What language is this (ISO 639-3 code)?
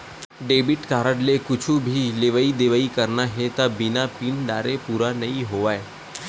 hne